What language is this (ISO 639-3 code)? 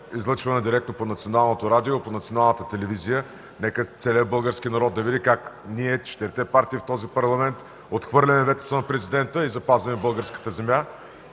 bul